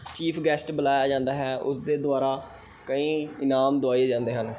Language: Punjabi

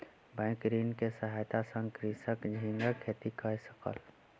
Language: Maithili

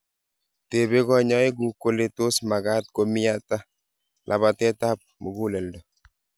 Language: Kalenjin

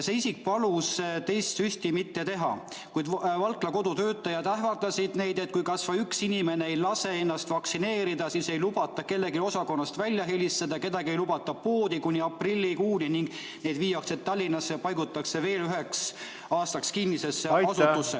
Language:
Estonian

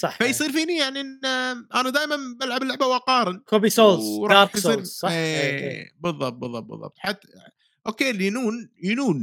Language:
Arabic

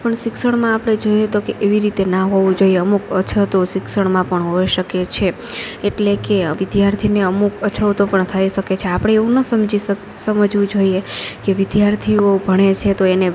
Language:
Gujarati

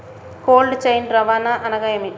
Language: Telugu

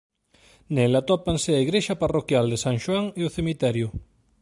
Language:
Galician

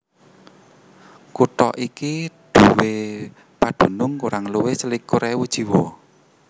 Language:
Javanese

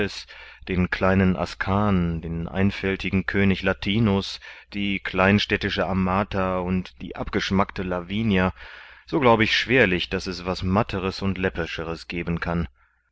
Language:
German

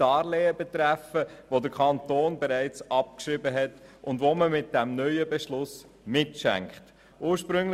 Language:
Swiss German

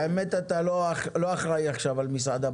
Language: Hebrew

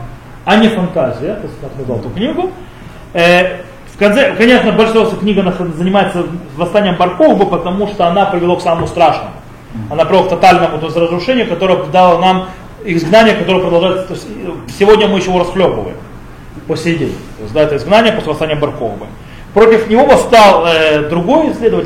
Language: Russian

